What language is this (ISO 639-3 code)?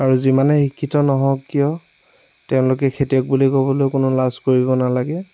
asm